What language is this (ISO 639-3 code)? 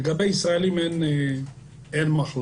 heb